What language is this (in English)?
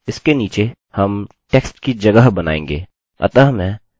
Hindi